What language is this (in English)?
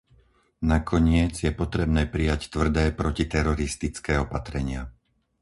Slovak